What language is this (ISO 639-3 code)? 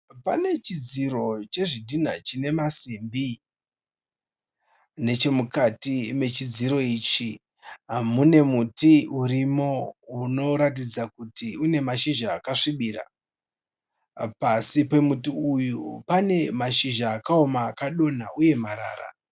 sna